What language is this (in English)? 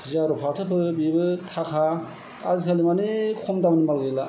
Bodo